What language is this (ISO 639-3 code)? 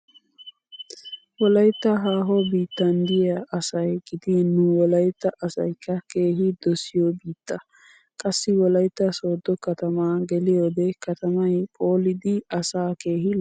wal